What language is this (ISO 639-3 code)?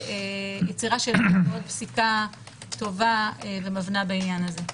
heb